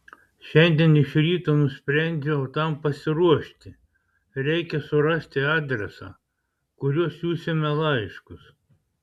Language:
Lithuanian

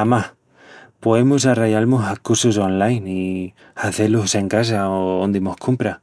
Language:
Extremaduran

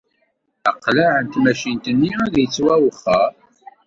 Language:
Kabyle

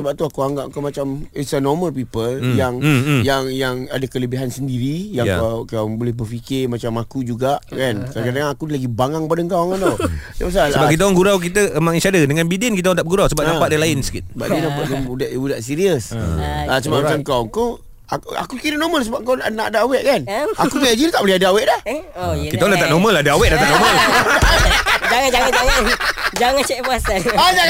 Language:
Malay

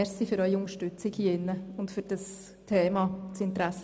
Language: Swiss German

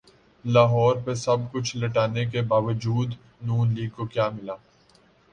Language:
Urdu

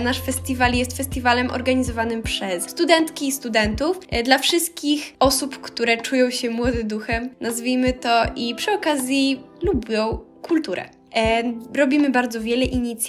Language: Polish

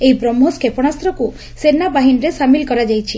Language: Odia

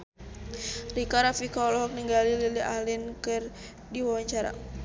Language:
Sundanese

